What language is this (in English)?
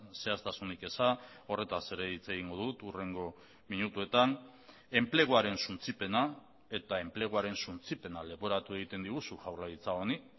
Basque